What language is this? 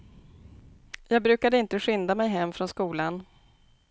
Swedish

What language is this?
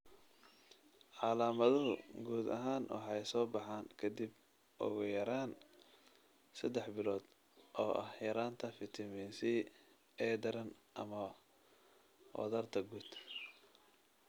Somali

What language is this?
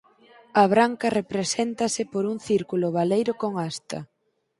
Galician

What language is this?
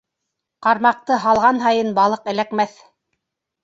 Bashkir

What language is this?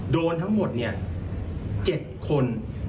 Thai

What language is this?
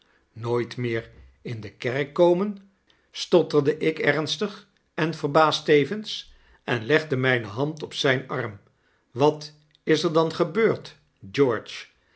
Dutch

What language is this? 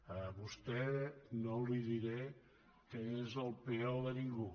Catalan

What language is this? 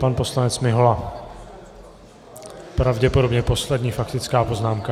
Czech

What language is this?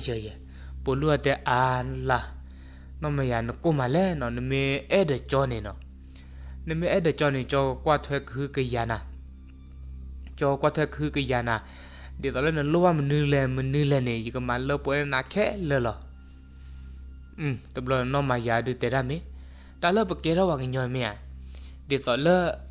Thai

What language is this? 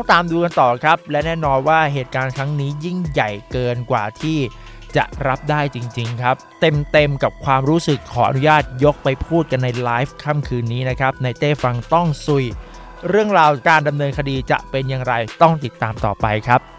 Thai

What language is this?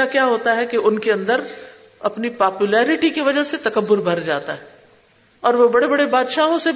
Urdu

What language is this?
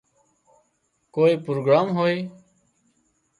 Wadiyara Koli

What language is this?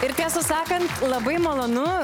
Lithuanian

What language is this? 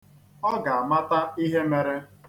Igbo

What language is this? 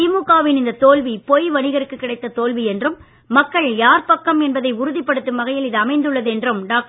Tamil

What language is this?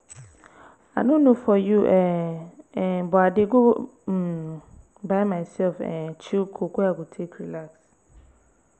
Nigerian Pidgin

